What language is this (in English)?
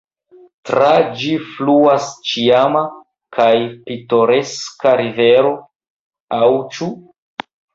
Esperanto